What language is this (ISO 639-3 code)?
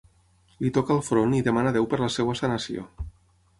cat